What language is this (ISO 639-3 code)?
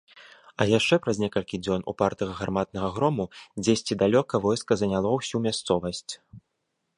bel